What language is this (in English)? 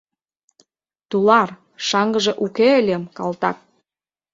Mari